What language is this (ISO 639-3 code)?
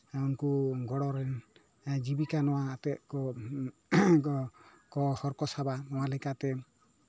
sat